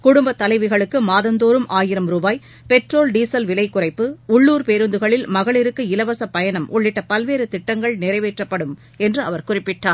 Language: Tamil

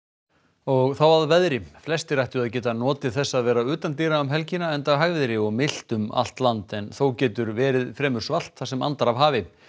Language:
Icelandic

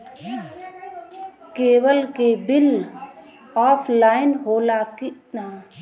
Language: Bhojpuri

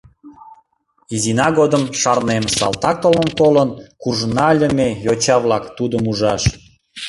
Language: Mari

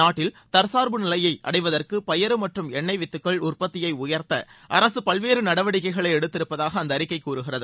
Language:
Tamil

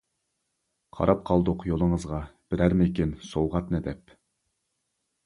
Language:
Uyghur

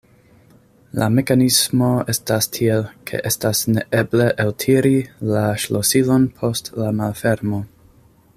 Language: Esperanto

